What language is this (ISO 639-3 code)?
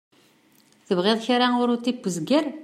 kab